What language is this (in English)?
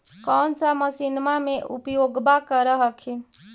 Magahi